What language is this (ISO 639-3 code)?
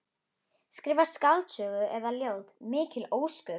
isl